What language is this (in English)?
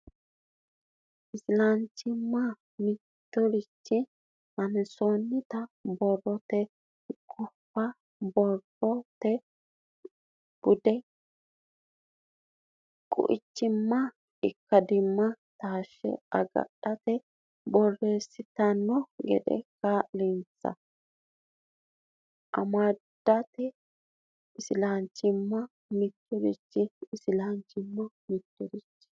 Sidamo